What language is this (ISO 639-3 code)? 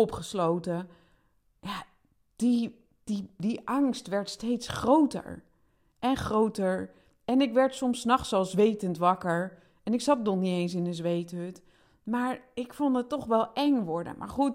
nld